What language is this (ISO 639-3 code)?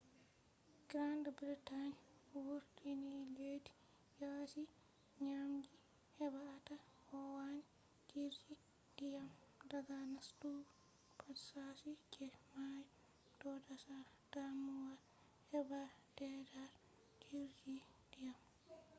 ful